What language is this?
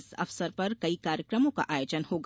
Hindi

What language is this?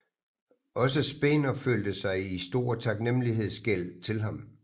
Danish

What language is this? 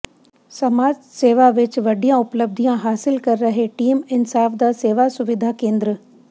Punjabi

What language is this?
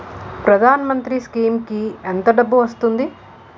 Telugu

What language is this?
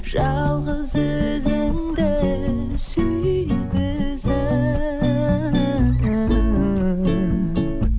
Kazakh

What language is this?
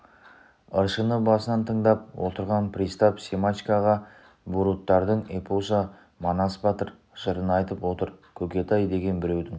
Kazakh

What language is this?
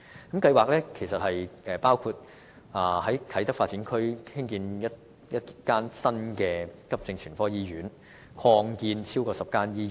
Cantonese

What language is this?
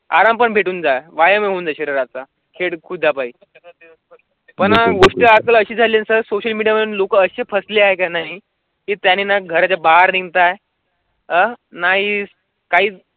Marathi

